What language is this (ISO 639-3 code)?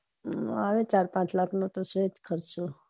guj